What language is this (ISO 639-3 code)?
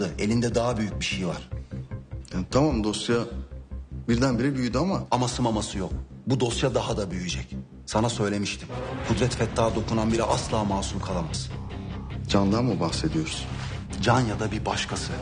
tur